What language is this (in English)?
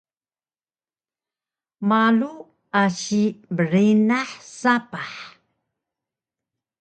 Taroko